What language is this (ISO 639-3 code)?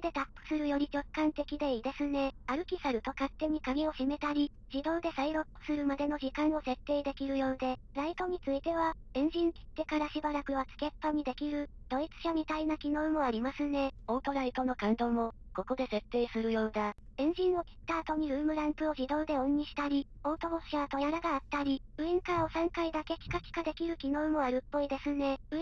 jpn